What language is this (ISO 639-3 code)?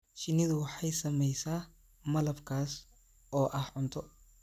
som